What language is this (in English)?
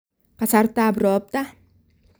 Kalenjin